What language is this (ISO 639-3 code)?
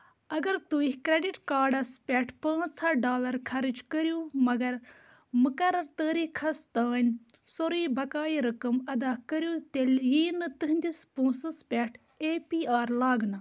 kas